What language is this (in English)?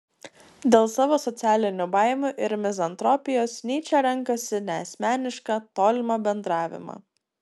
Lithuanian